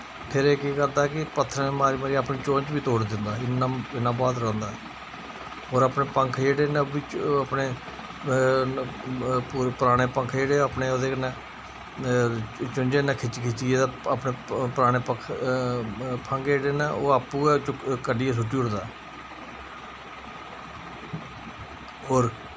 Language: Dogri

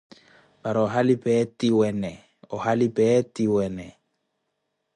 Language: Koti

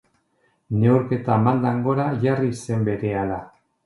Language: Basque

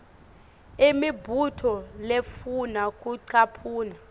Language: Swati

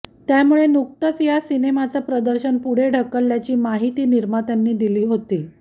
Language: Marathi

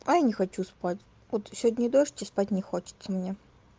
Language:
Russian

